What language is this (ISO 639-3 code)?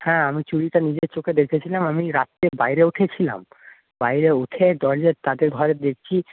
ben